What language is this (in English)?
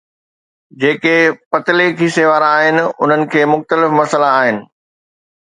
Sindhi